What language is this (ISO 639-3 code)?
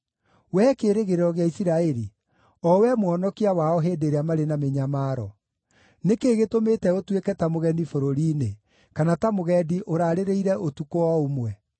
kik